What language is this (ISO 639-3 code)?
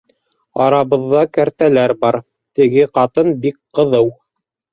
bak